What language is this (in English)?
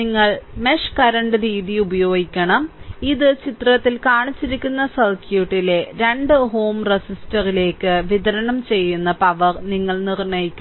Malayalam